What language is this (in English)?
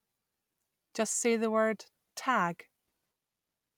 English